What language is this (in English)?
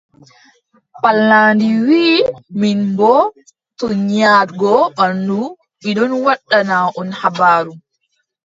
Adamawa Fulfulde